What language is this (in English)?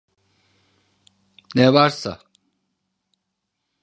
Turkish